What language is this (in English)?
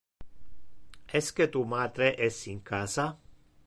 Interlingua